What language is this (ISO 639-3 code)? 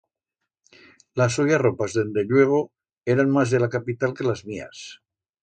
arg